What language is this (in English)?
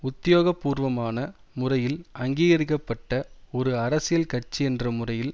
Tamil